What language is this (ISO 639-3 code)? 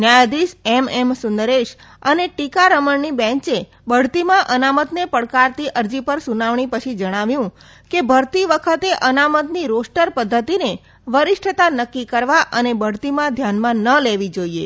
guj